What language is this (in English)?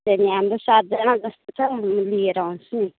Nepali